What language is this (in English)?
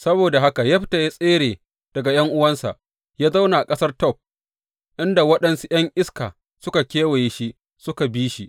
Hausa